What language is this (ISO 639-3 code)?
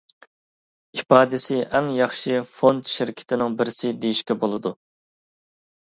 uig